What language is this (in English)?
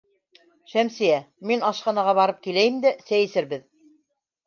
Bashkir